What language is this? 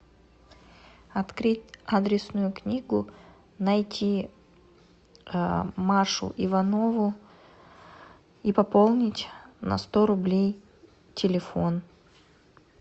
Russian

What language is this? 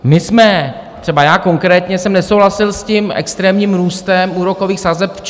Czech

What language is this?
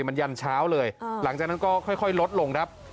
Thai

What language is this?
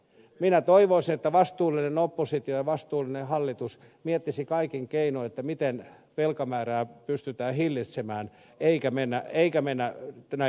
Finnish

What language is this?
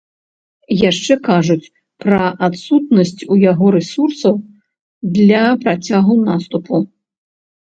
Belarusian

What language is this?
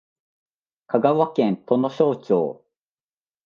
Japanese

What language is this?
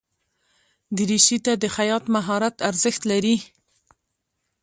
Pashto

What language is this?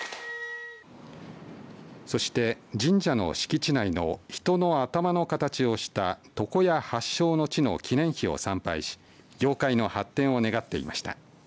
Japanese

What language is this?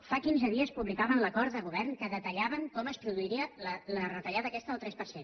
Catalan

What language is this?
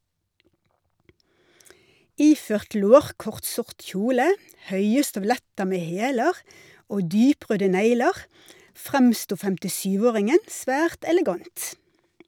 Norwegian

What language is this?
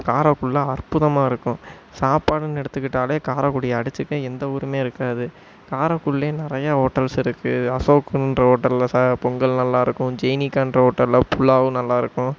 Tamil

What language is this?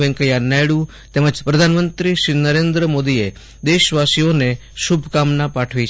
Gujarati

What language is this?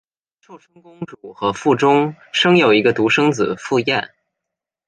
Chinese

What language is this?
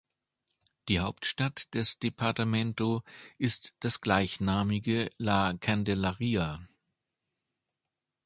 German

